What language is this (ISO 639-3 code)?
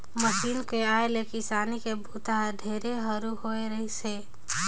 hne